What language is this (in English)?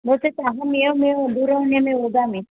Sanskrit